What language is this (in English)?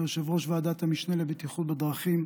Hebrew